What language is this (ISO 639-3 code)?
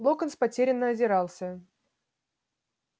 rus